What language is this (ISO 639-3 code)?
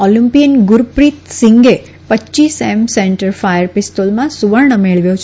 guj